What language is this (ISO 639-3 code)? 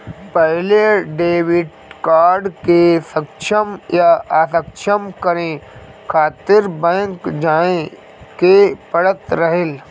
bho